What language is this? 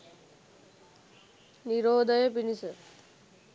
Sinhala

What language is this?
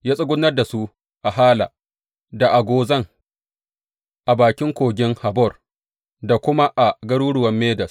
Hausa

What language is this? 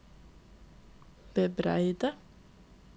Norwegian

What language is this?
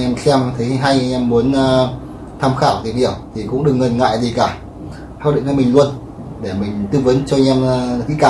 Vietnamese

